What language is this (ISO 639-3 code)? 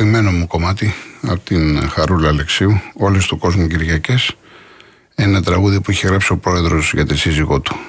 ell